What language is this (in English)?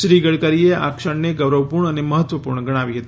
Gujarati